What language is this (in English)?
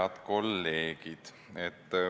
Estonian